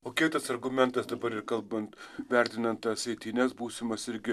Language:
Lithuanian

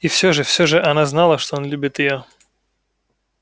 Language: Russian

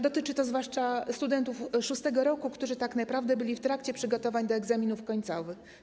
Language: Polish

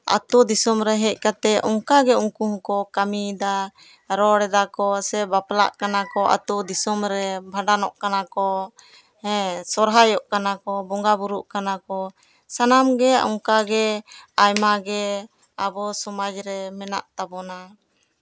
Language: Santali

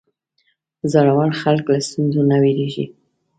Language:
Pashto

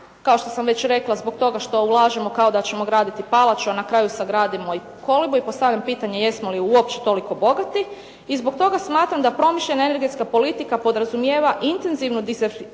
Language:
Croatian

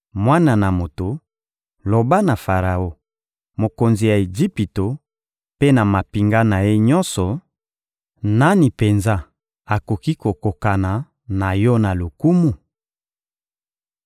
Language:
Lingala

